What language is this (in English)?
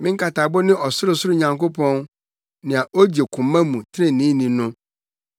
Akan